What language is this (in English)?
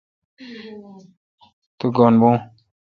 Kalkoti